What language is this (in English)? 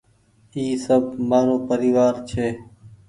Goaria